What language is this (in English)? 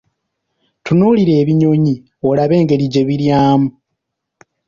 Ganda